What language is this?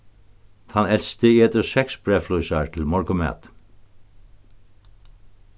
Faroese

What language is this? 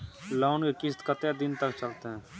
Maithili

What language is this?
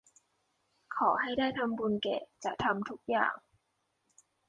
Thai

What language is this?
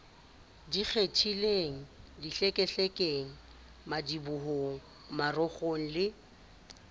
Southern Sotho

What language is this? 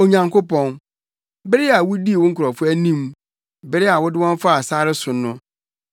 Akan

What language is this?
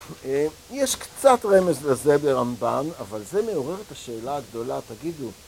Hebrew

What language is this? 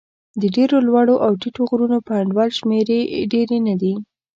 Pashto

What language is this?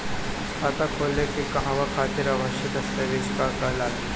Bhojpuri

